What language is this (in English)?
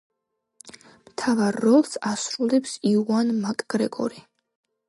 Georgian